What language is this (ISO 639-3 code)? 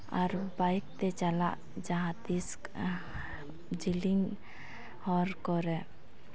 sat